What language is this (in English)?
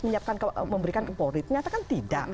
Indonesian